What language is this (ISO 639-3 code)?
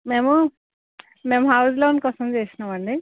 tel